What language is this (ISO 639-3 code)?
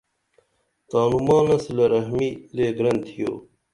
dml